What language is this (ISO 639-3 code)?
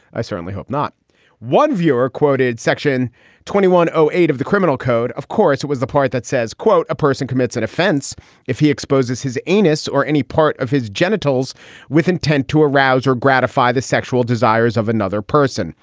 eng